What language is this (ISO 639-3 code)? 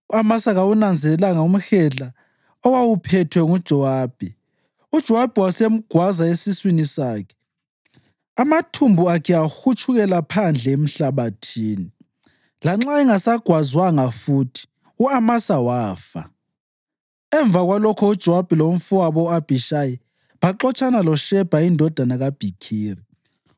nde